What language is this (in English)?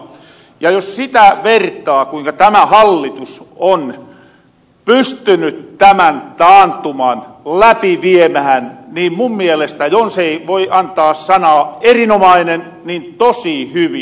Finnish